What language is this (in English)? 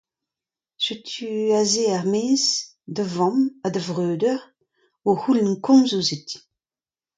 Breton